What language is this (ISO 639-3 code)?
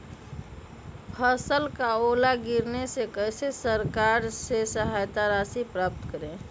mag